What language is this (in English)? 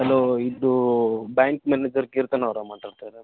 Kannada